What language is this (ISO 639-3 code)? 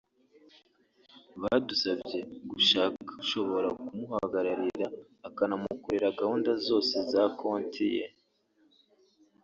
kin